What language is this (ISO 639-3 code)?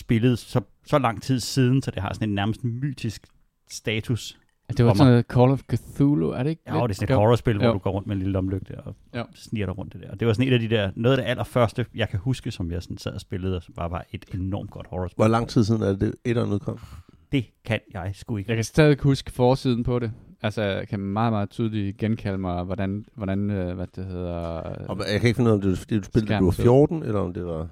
dan